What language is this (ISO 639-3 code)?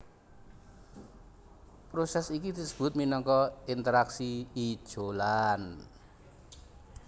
jav